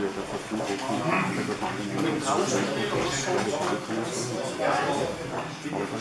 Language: German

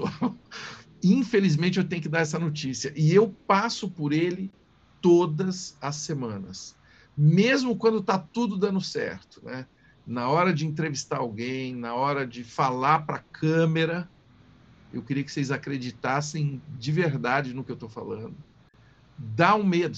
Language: Portuguese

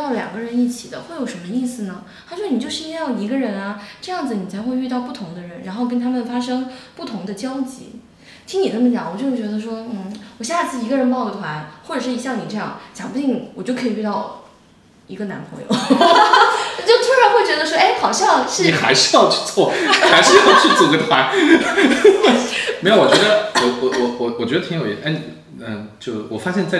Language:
Chinese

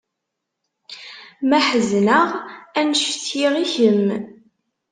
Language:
Kabyle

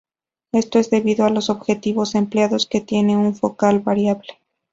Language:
Spanish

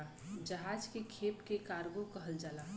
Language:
Bhojpuri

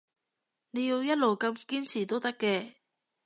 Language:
Cantonese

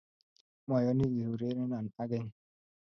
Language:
Kalenjin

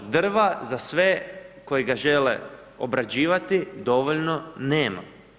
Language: Croatian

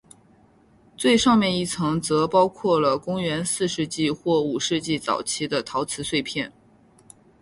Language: Chinese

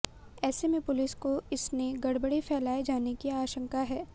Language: Hindi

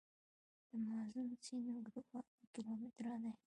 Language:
Pashto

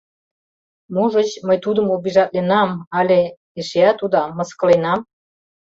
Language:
Mari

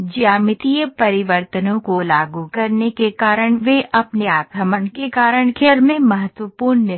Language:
Hindi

